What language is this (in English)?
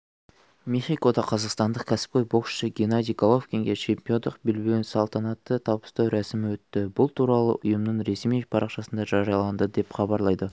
Kazakh